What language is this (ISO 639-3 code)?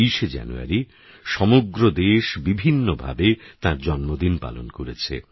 ben